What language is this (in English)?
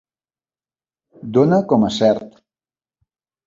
Catalan